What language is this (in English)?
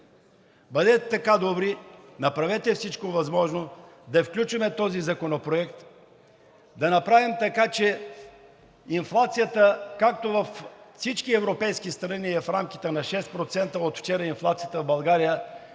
Bulgarian